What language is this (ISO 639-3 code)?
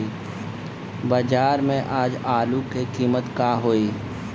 bho